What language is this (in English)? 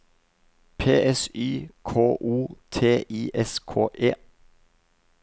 Norwegian